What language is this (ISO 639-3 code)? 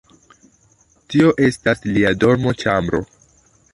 epo